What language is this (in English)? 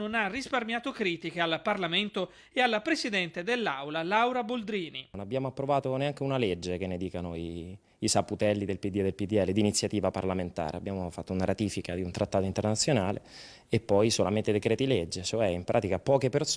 Italian